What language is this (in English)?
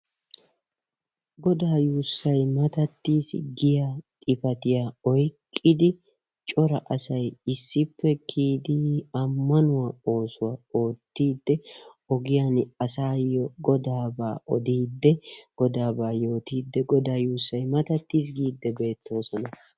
Wolaytta